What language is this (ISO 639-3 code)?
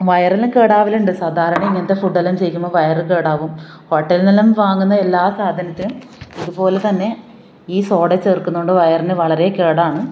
mal